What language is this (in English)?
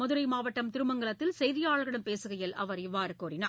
Tamil